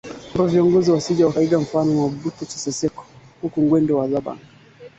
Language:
Swahili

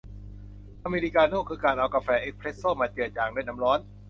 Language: Thai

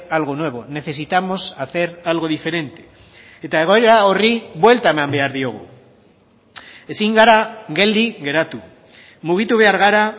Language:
Basque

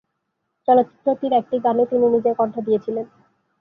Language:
Bangla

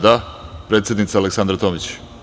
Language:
Serbian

